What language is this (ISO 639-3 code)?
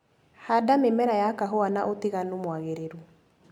kik